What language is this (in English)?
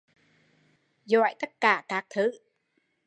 Vietnamese